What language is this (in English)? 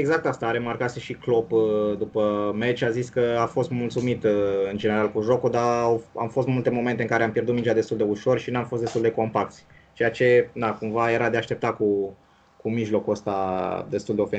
Romanian